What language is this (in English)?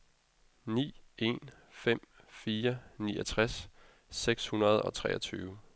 Danish